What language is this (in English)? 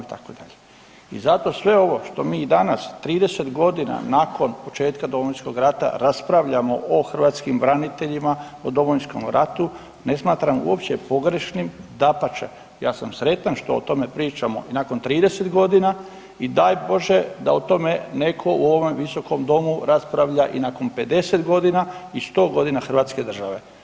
Croatian